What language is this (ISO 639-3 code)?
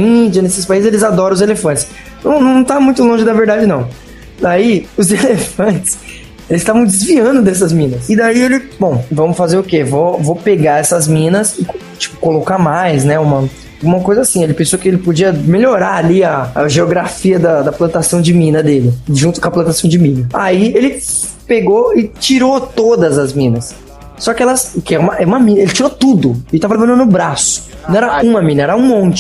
por